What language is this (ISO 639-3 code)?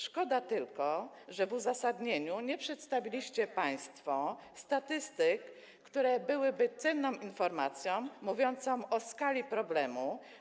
pol